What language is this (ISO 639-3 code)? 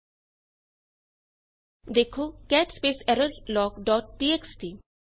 pan